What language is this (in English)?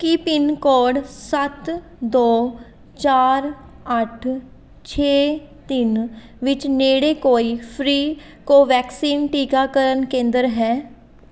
Punjabi